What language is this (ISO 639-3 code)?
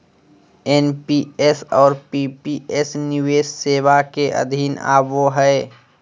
mag